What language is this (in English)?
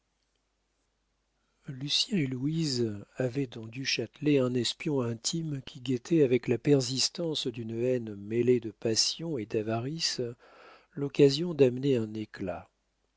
French